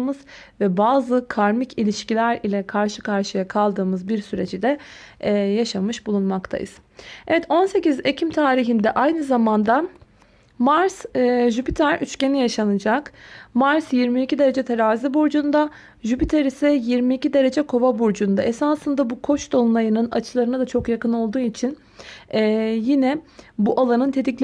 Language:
Turkish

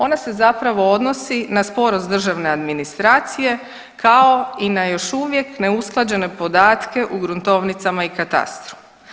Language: Croatian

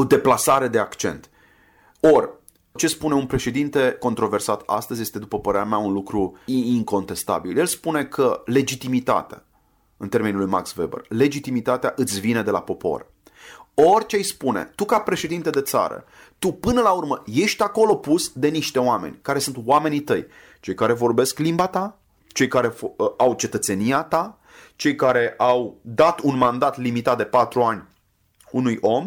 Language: Romanian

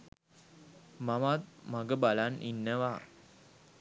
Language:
Sinhala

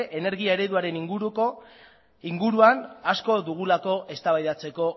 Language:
Basque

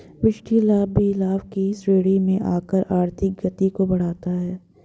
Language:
Hindi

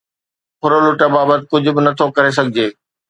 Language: Sindhi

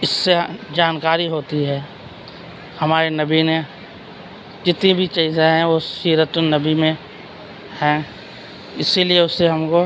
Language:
Urdu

